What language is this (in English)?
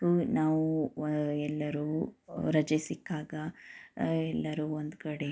Kannada